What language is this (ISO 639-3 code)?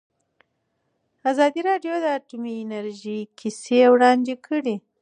pus